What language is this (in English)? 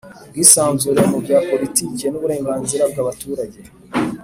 Kinyarwanda